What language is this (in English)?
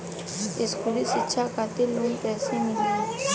Bhojpuri